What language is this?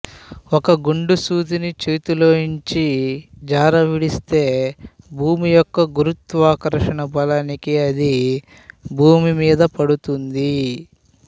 Telugu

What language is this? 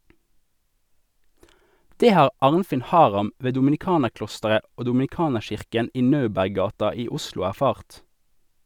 Norwegian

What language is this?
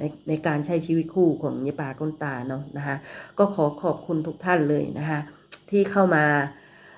Thai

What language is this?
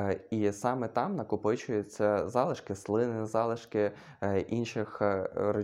Ukrainian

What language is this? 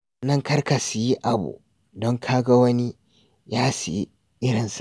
Hausa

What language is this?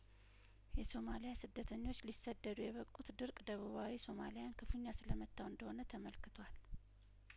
Amharic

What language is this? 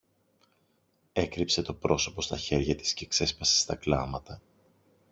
Greek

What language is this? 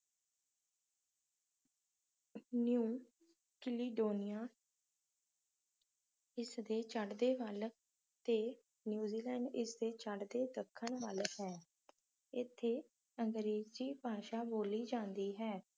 Punjabi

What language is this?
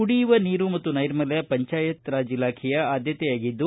Kannada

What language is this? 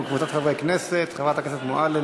Hebrew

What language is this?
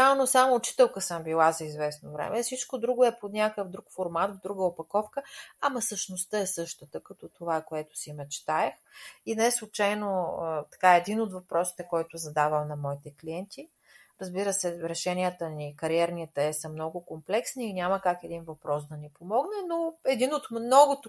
Bulgarian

